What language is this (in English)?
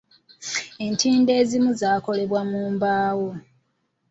Ganda